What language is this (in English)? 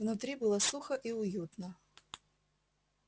Russian